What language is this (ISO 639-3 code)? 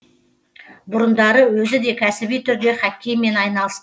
kaz